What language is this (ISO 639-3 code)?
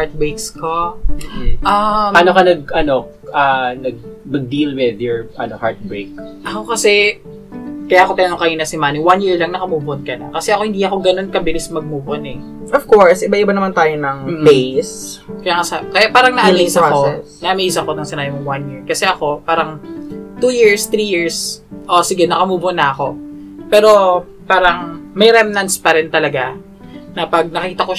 fil